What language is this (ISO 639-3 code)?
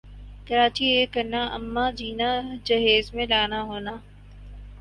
urd